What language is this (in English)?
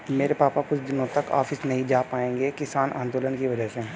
Hindi